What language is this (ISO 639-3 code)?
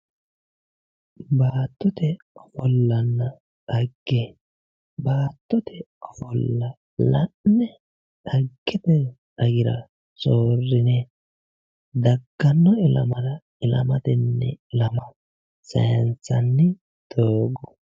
sid